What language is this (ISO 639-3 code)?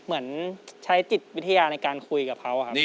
tha